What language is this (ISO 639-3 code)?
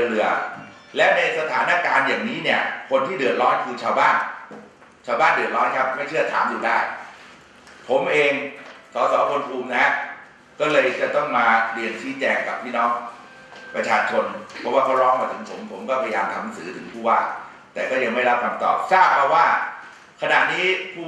tha